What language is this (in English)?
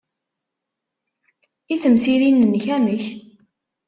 Kabyle